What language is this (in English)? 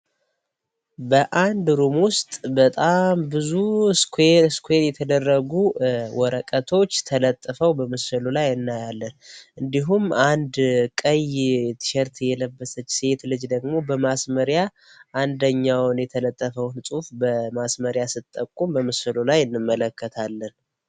Amharic